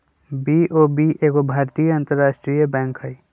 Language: Magahi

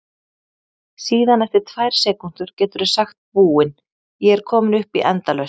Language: Icelandic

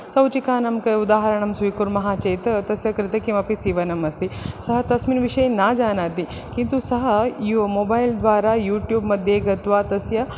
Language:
Sanskrit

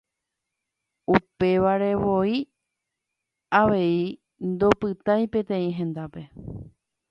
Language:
Guarani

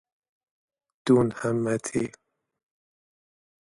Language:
Persian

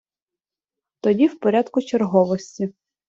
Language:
Ukrainian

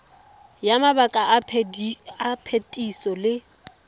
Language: Tswana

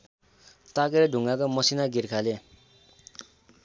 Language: Nepali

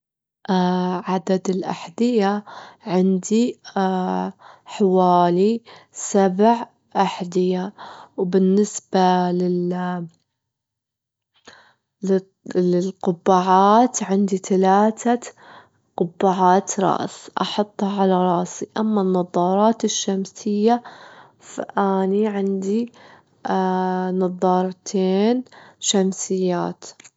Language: Gulf Arabic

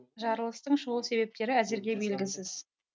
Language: Kazakh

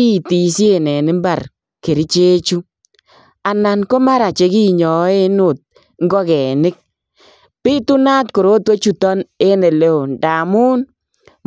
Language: Kalenjin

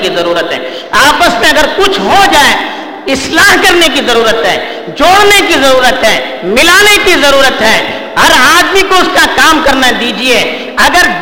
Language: Urdu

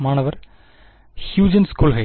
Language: Tamil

